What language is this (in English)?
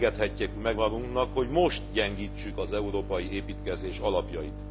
Hungarian